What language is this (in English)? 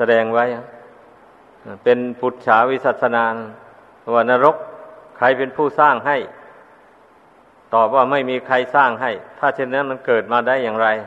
Thai